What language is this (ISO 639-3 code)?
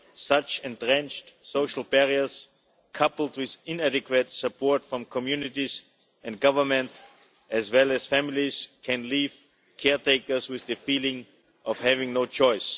eng